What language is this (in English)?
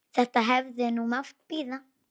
Icelandic